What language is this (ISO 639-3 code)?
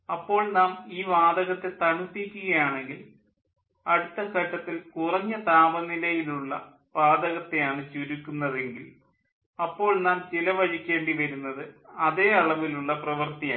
mal